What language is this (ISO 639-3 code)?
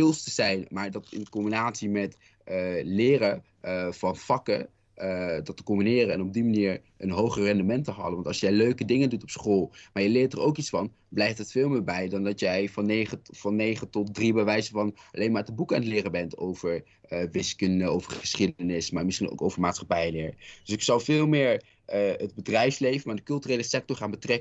nld